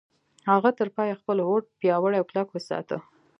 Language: Pashto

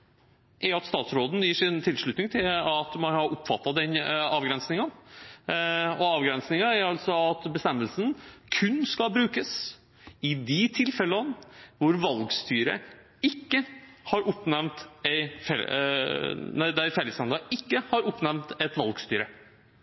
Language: Norwegian Bokmål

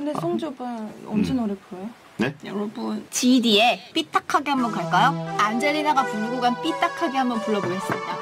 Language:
Korean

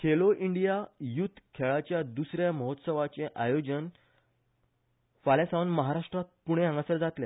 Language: Konkani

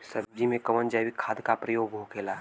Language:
Bhojpuri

